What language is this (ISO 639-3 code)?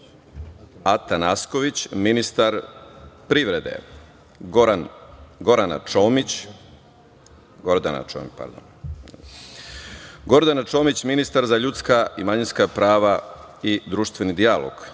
srp